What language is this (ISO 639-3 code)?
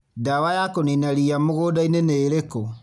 kik